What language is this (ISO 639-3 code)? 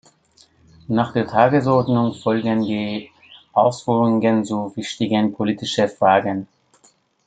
deu